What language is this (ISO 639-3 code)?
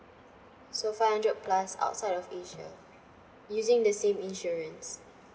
eng